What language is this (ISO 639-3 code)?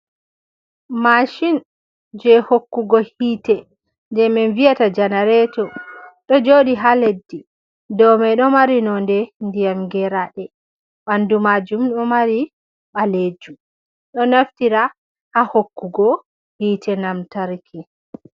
ful